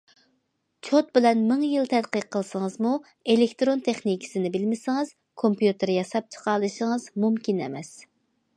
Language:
Uyghur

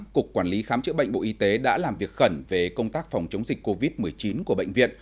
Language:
Vietnamese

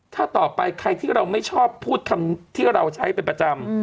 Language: Thai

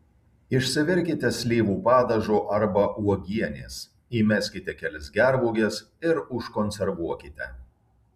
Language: Lithuanian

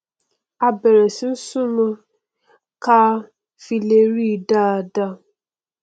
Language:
Yoruba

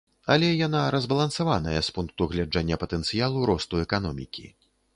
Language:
Belarusian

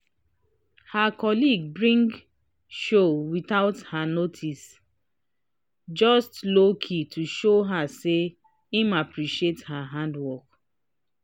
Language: Nigerian Pidgin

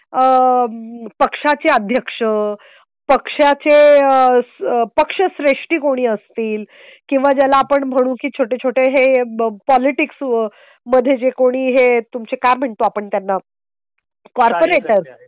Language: Marathi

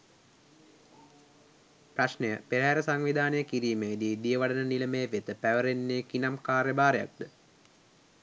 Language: Sinhala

